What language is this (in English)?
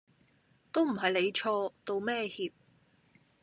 Cantonese